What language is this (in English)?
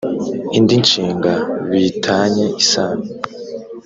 Kinyarwanda